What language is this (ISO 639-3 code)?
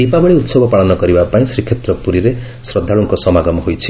ori